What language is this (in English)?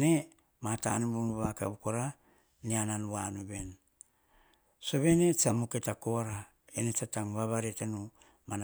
Hahon